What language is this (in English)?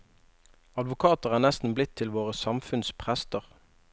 Norwegian